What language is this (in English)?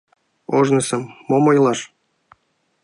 Mari